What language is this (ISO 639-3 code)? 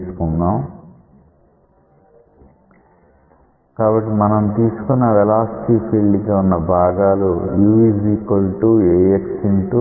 tel